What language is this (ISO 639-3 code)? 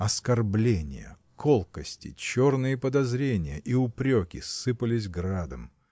rus